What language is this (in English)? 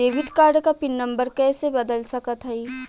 Bhojpuri